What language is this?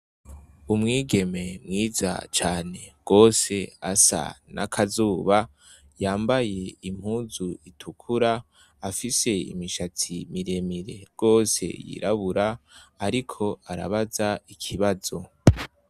Rundi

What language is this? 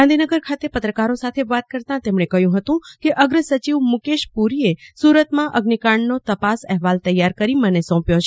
Gujarati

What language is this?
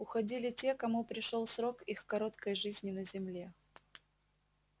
Russian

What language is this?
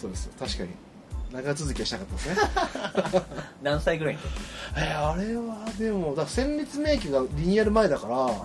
Japanese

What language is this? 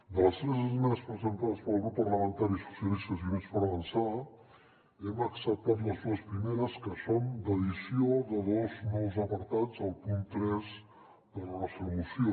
Catalan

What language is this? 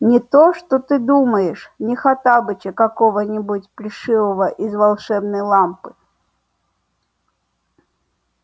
Russian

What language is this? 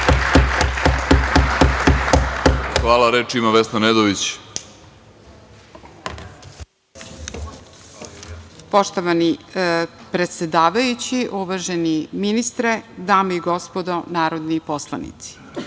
Serbian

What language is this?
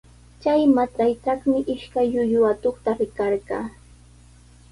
Sihuas Ancash Quechua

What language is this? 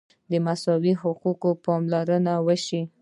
Pashto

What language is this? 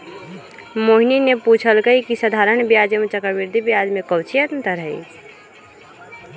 Magahi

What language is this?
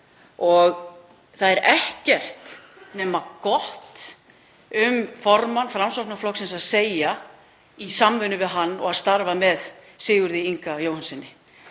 Icelandic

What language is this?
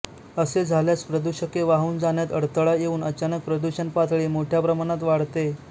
Marathi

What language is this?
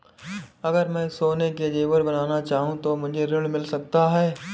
Hindi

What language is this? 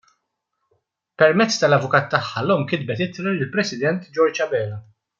Maltese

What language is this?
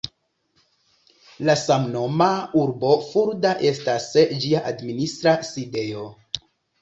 Esperanto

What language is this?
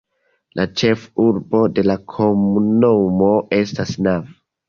Esperanto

